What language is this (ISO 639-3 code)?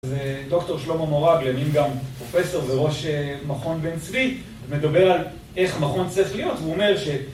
heb